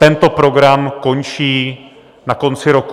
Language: Czech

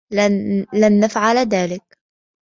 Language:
Arabic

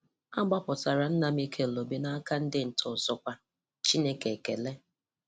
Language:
Igbo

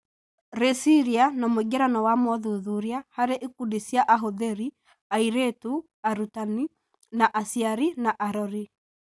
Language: Kikuyu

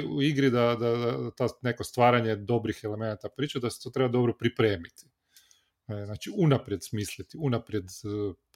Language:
Croatian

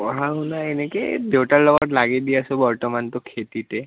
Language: Assamese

